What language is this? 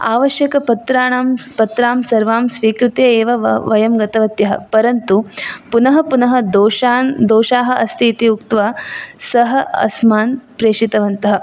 Sanskrit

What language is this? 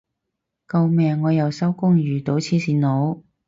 Cantonese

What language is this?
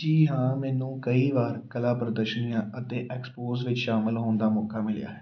Punjabi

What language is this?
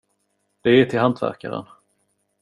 Swedish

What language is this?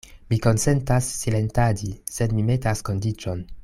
Esperanto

